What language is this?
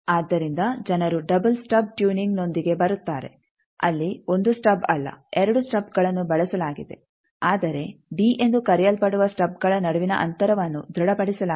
Kannada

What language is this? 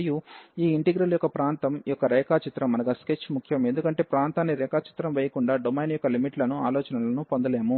Telugu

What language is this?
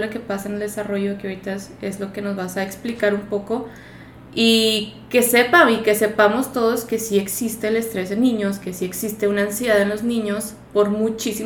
Spanish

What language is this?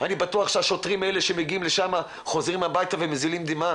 Hebrew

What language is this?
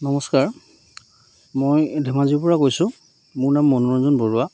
Assamese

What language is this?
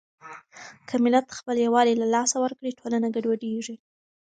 Pashto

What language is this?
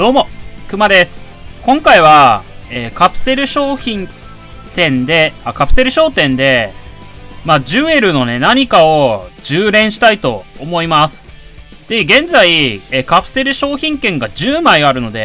Japanese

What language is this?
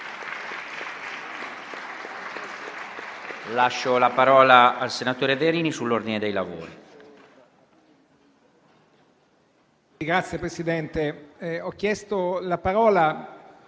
Italian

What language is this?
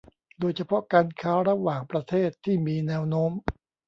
Thai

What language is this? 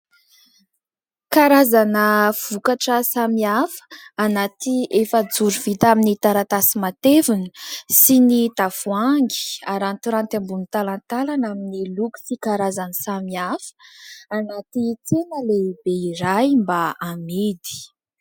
Malagasy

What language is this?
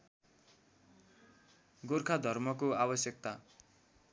Nepali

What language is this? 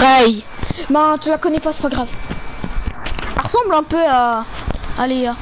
French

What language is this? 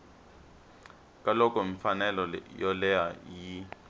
Tsonga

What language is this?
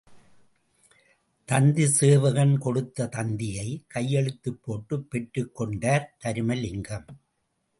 Tamil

